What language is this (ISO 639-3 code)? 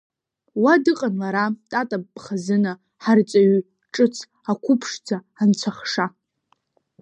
abk